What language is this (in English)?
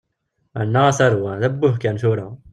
Kabyle